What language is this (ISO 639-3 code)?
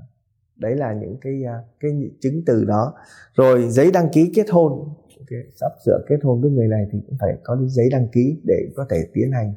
vie